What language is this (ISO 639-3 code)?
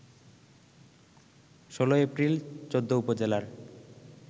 ben